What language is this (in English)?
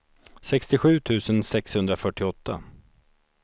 Swedish